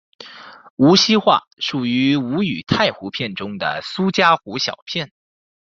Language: Chinese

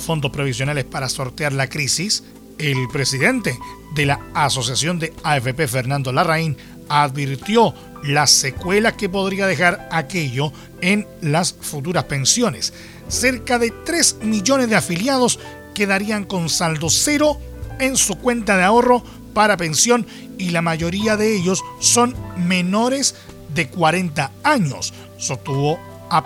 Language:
Spanish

